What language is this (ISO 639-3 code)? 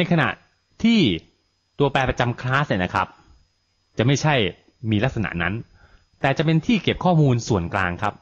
tha